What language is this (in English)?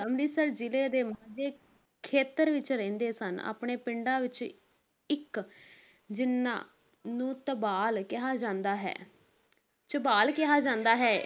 Punjabi